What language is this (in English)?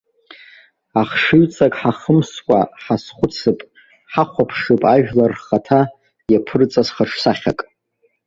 Abkhazian